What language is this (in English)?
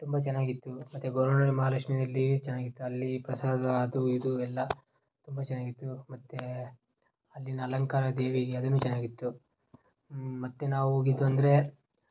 Kannada